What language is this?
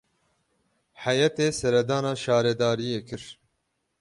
Kurdish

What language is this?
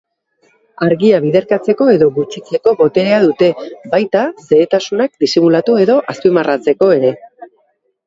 Basque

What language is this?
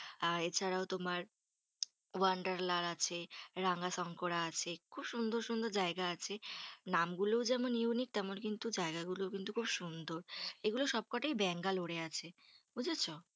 Bangla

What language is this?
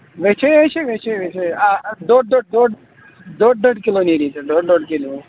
Kashmiri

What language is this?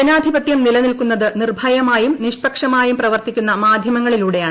Malayalam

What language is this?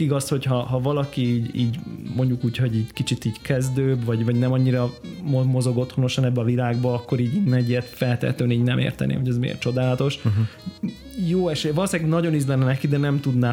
Hungarian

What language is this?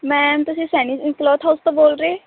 Punjabi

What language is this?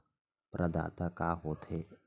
Chhattisgarhi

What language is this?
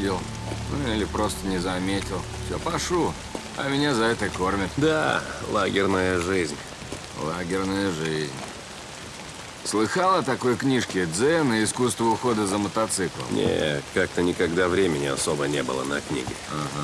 Russian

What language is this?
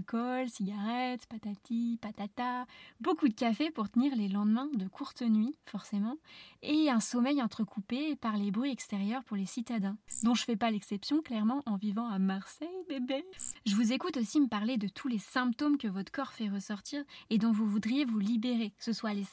French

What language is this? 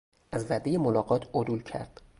Persian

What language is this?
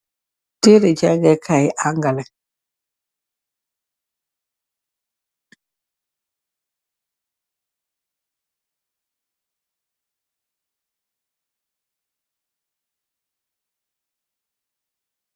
Wolof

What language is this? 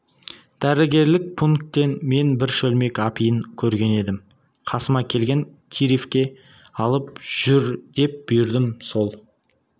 Kazakh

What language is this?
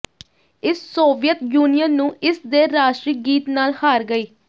Punjabi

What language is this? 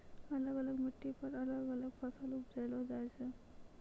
Maithili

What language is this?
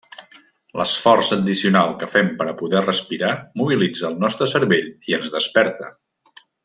Catalan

